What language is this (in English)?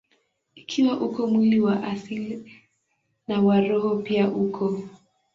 Swahili